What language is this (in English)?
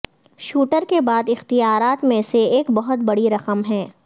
Urdu